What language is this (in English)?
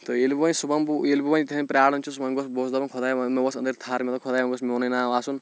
Kashmiri